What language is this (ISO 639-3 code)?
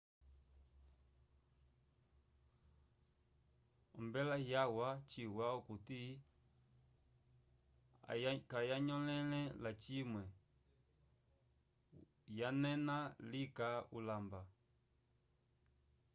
umb